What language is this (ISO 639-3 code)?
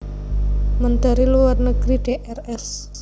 jav